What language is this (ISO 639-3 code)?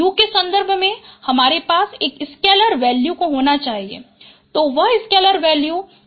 hin